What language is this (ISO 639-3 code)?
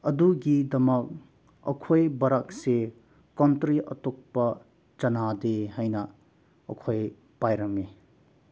mni